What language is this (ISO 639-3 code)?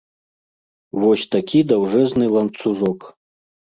bel